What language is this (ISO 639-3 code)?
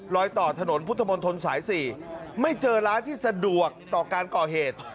tha